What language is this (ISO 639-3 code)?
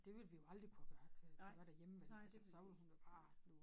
dan